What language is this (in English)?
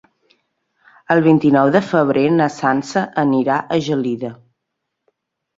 Catalan